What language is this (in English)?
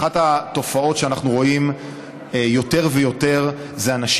Hebrew